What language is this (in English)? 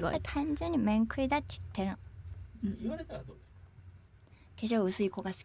Japanese